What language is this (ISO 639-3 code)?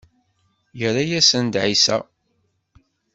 kab